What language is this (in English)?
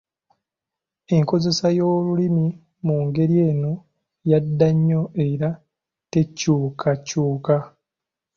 Ganda